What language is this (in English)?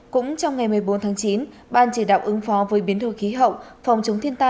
Vietnamese